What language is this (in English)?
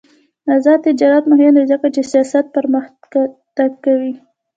Pashto